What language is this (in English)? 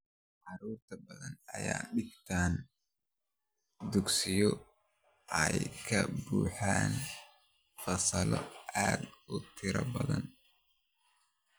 Somali